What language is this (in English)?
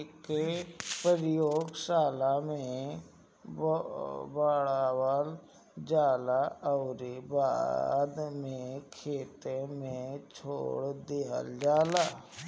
Bhojpuri